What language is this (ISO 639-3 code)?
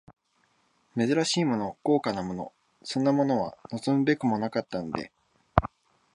jpn